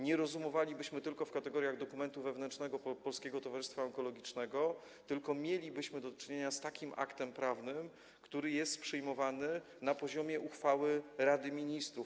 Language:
Polish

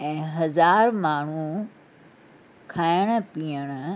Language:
Sindhi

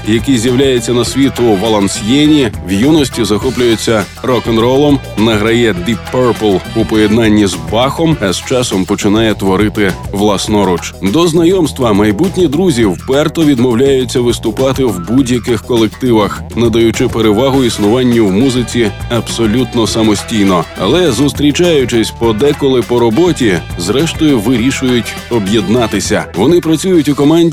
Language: Ukrainian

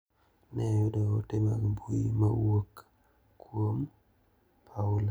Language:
Luo (Kenya and Tanzania)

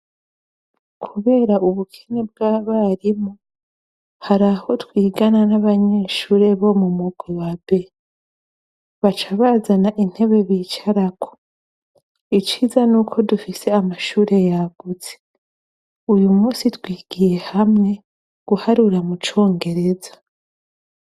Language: Rundi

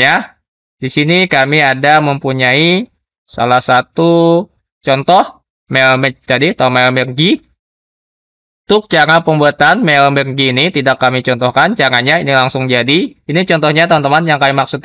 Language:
Indonesian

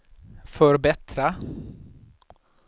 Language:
Swedish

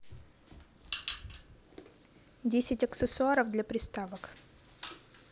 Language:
Russian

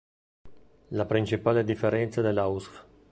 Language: Italian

